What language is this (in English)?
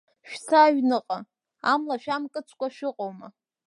Abkhazian